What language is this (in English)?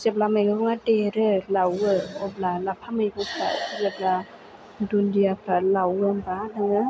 Bodo